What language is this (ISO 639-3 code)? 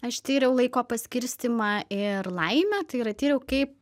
lit